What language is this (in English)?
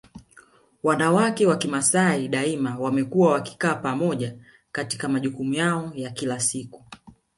Swahili